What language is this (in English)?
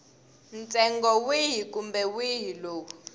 Tsonga